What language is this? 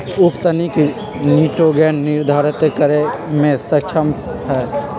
Magahi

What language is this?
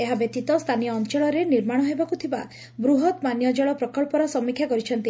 Odia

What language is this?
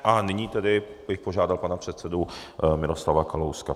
Czech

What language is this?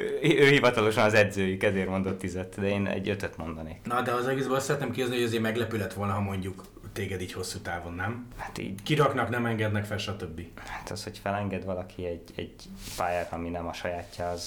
Hungarian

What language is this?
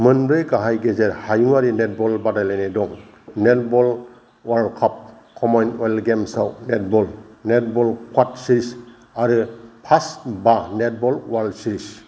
Bodo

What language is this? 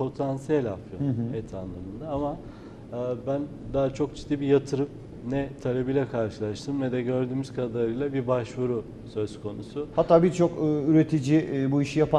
Turkish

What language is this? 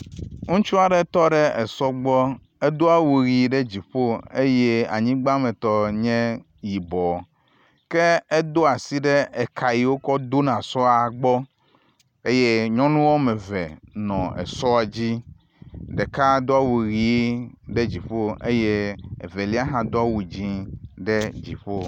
Ewe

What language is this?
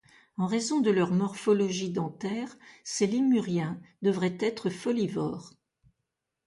French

